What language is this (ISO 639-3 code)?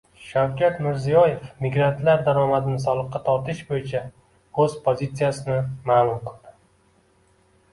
uzb